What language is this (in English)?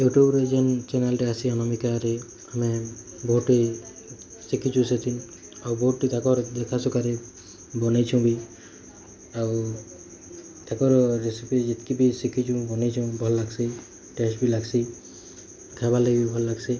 Odia